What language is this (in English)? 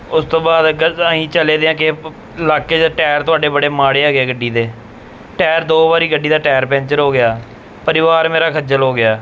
Punjabi